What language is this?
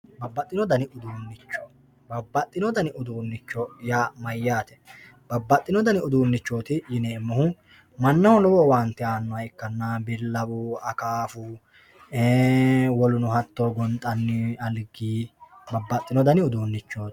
Sidamo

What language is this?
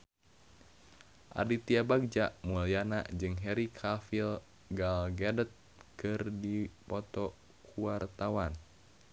Sundanese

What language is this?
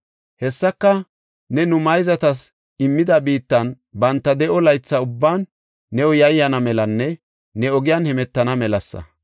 Gofa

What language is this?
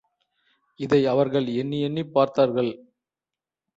Tamil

